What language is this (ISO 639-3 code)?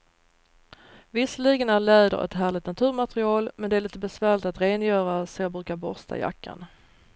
swe